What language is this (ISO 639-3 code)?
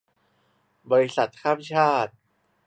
tha